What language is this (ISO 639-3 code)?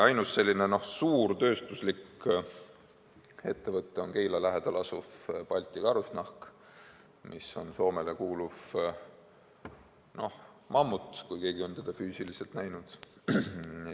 est